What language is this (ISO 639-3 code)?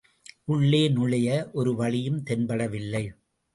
tam